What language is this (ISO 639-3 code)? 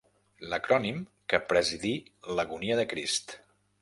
cat